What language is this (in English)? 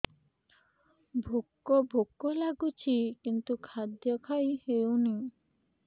Odia